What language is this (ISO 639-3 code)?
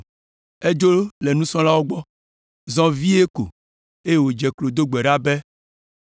ewe